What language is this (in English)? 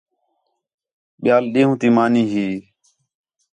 Khetrani